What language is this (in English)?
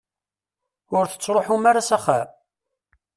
Kabyle